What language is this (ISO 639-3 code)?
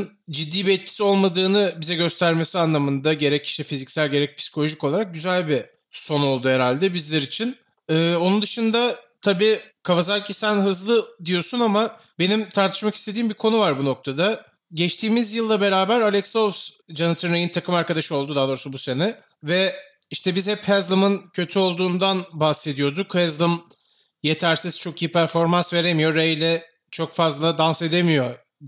tur